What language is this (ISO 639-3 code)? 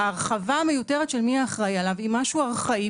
heb